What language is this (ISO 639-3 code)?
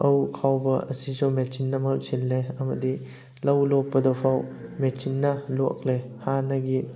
mni